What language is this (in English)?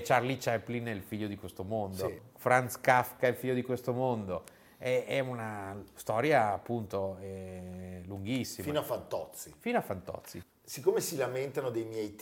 Italian